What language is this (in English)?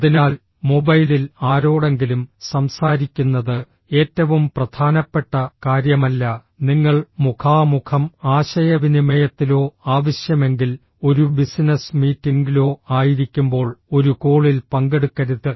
Malayalam